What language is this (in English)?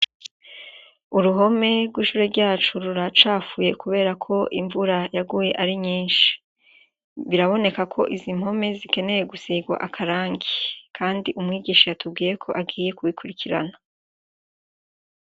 Rundi